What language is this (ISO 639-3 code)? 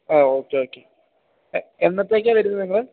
mal